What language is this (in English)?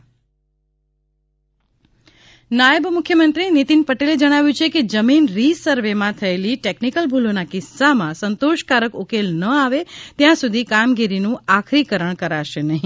Gujarati